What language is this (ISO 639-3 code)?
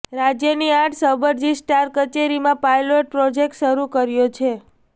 guj